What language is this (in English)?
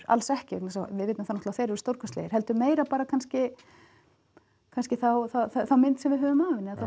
Icelandic